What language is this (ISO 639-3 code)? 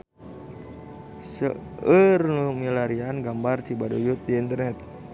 sun